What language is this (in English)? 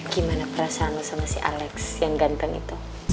Indonesian